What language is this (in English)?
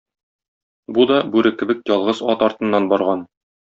Tatar